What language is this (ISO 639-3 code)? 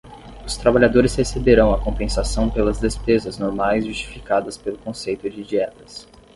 por